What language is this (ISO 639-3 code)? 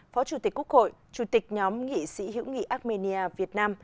vie